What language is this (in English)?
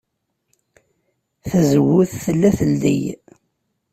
Kabyle